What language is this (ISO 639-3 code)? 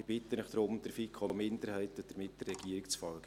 gsw